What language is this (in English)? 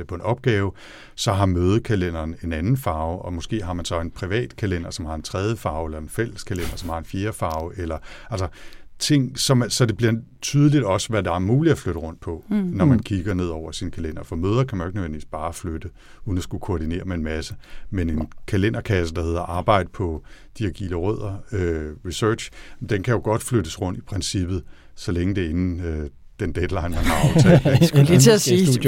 Danish